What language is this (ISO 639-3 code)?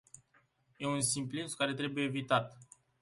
ron